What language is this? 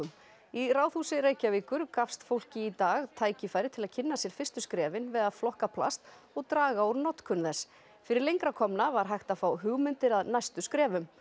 Icelandic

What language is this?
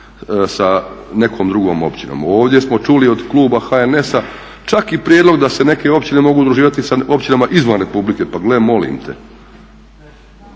Croatian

